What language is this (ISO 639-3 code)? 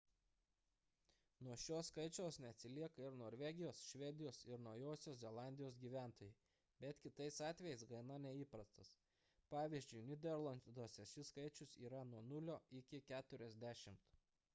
lit